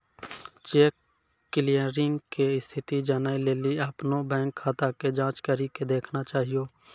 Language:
Maithili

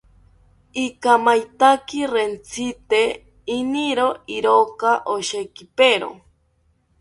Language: South Ucayali Ashéninka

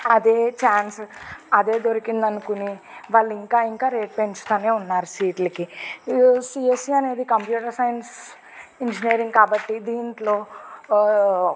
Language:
Telugu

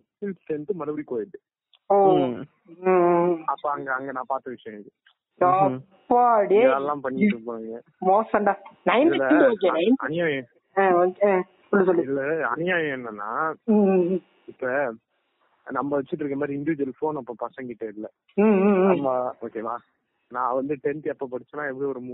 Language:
Tamil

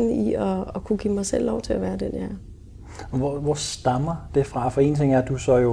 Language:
Danish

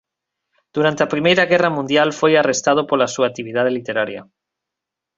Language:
Galician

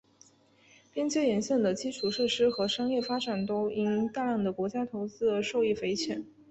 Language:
Chinese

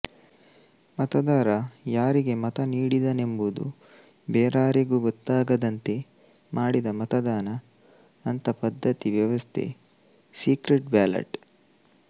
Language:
Kannada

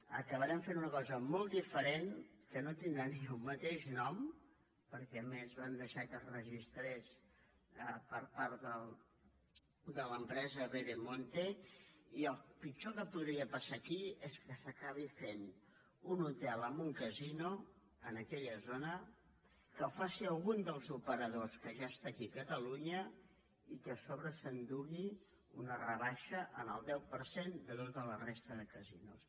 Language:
Catalan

